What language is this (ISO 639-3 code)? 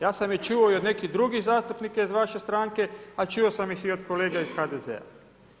hrv